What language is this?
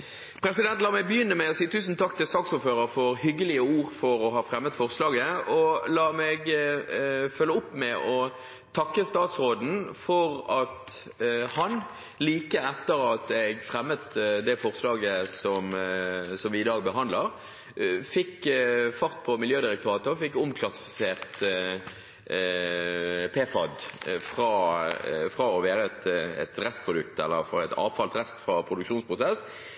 Norwegian Bokmål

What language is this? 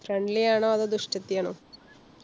Malayalam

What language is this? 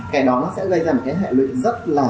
Vietnamese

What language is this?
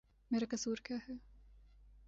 Urdu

